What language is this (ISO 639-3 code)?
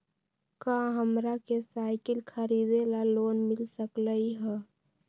mag